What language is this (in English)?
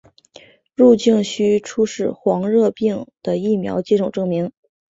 Chinese